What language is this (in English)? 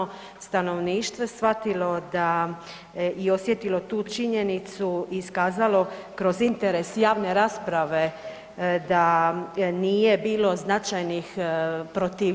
Croatian